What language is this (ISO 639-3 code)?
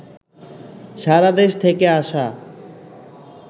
ben